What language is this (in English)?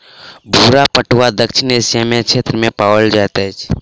Maithili